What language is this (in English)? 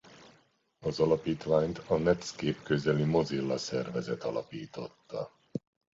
Hungarian